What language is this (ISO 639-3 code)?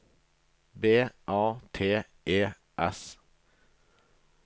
nor